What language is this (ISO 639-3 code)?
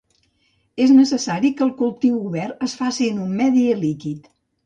cat